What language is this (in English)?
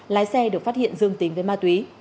Vietnamese